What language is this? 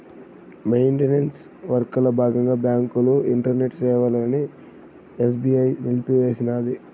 Telugu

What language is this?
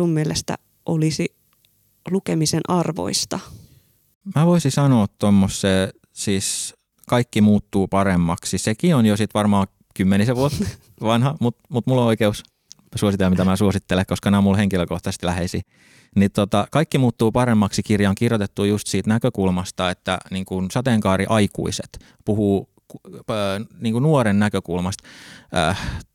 Finnish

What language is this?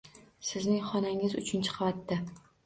Uzbek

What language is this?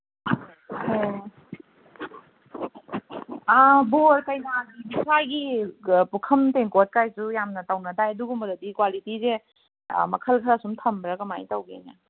Manipuri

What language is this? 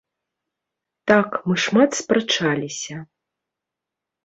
Belarusian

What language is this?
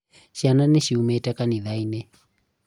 Kikuyu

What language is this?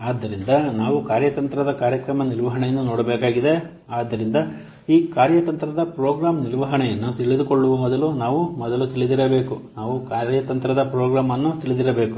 Kannada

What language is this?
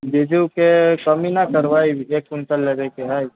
Maithili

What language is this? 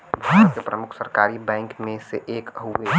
Bhojpuri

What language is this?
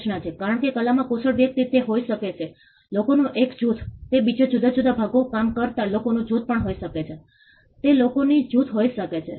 Gujarati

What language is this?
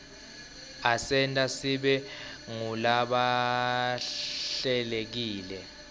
Swati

